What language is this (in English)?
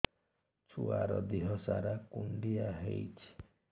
Odia